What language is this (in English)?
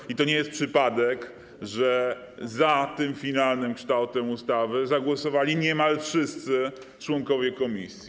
Polish